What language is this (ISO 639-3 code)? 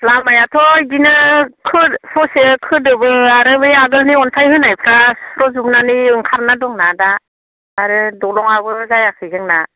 brx